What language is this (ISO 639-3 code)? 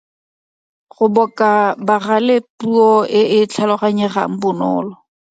tsn